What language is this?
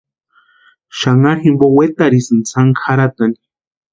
Western Highland Purepecha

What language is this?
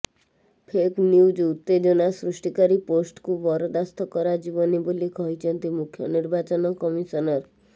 Odia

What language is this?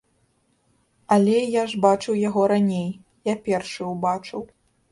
Belarusian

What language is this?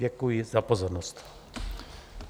Czech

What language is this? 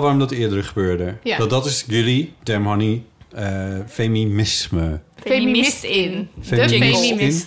Dutch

